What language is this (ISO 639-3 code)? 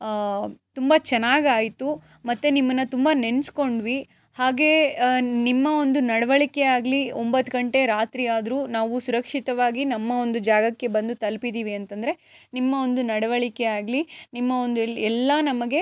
kan